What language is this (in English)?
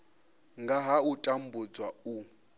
Venda